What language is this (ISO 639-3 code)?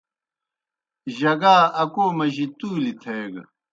plk